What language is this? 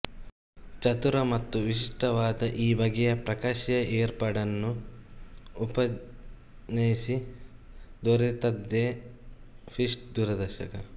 Kannada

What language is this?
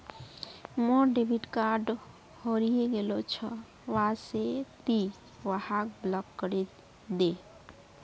Magahi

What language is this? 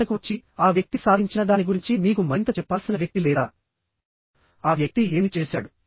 Telugu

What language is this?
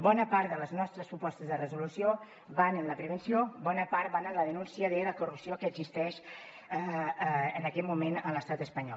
Catalan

